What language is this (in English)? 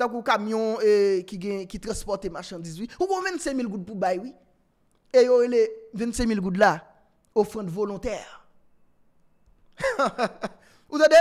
French